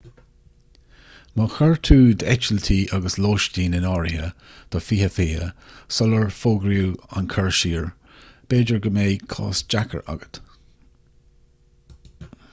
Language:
Irish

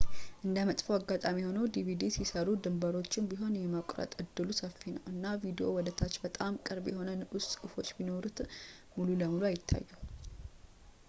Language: Amharic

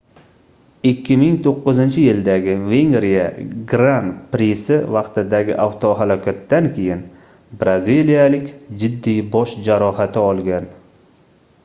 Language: Uzbek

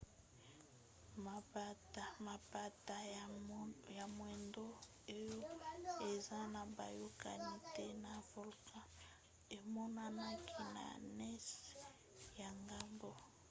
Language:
Lingala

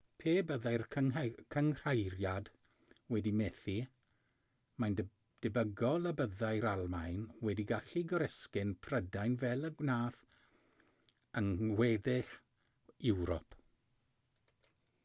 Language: Welsh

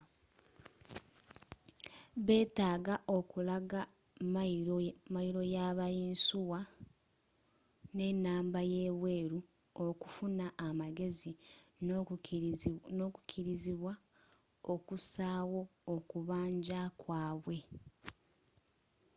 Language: Ganda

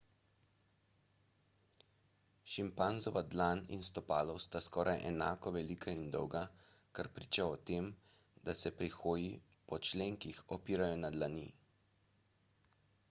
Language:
Slovenian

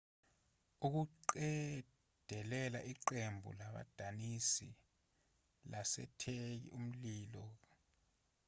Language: Zulu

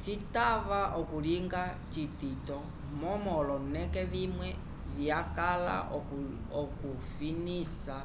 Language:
Umbundu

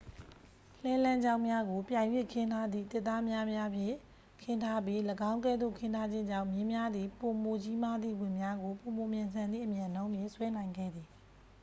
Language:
Burmese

